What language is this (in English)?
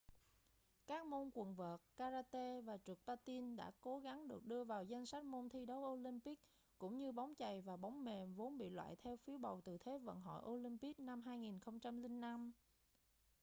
Vietnamese